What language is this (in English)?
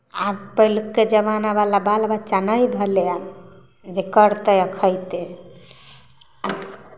Maithili